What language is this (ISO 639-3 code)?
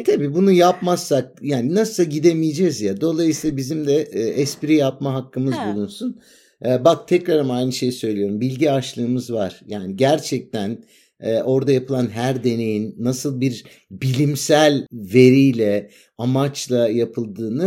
tur